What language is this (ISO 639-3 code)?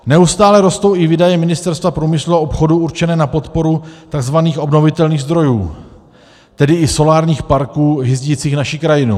ces